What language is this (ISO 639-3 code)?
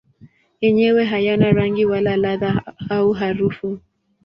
swa